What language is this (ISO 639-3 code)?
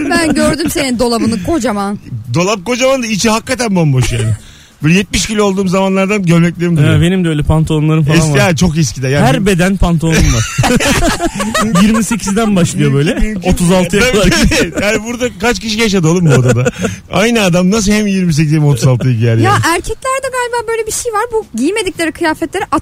tur